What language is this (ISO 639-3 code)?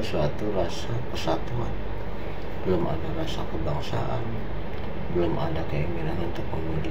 ind